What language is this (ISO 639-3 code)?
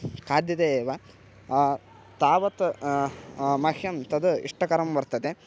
san